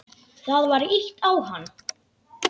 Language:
Icelandic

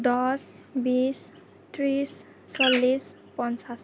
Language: Assamese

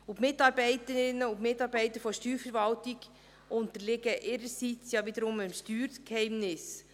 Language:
Swiss German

